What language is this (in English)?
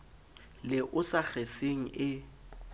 Southern Sotho